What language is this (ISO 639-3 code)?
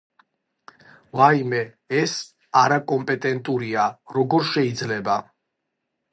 kat